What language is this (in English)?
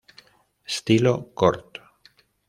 Spanish